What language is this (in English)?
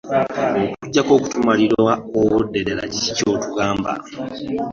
Ganda